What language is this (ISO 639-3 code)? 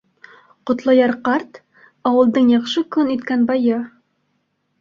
bak